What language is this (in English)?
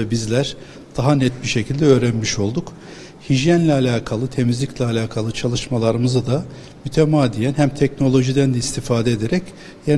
Turkish